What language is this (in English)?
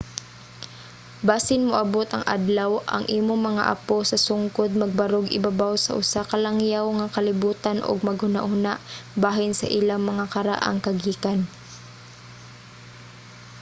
Cebuano